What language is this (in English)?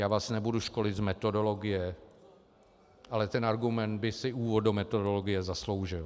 Czech